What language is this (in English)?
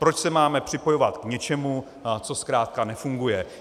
Czech